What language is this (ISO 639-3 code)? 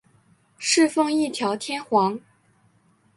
zho